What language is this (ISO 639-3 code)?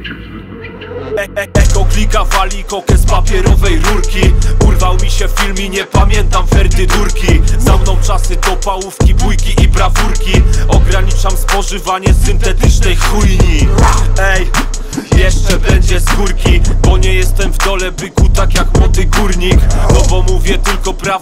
pol